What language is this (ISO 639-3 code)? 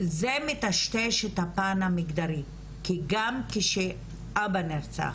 heb